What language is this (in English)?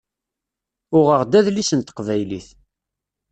Kabyle